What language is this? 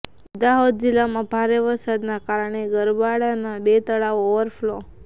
Gujarati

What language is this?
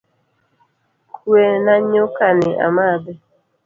Luo (Kenya and Tanzania)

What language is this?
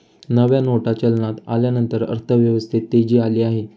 Marathi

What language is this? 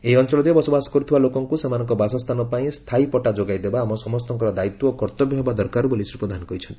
Odia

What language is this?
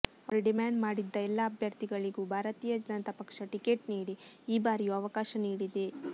Kannada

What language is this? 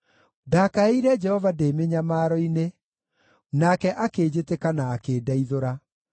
Kikuyu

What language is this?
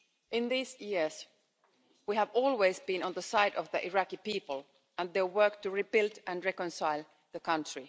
English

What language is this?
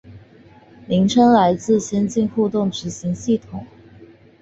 Chinese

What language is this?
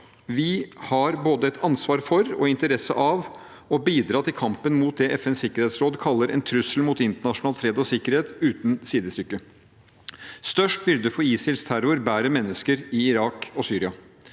Norwegian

